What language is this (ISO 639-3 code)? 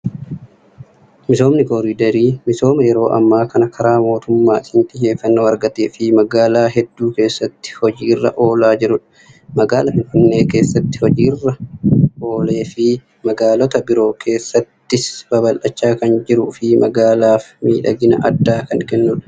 orm